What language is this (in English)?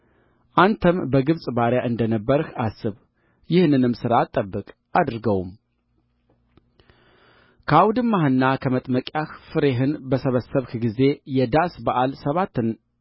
Amharic